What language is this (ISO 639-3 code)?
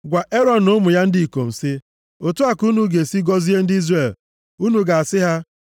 ibo